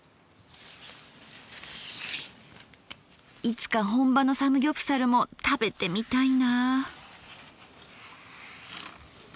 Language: Japanese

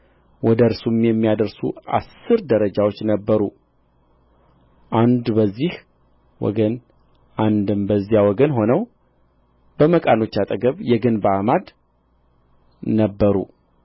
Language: Amharic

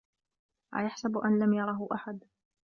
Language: Arabic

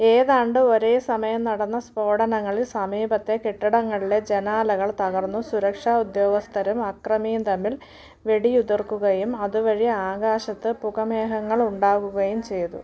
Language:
Malayalam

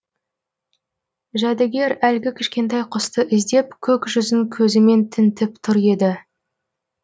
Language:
Kazakh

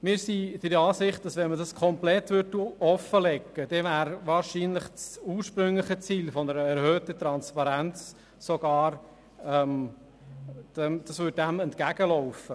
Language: Swiss German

